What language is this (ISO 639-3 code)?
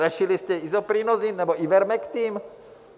ces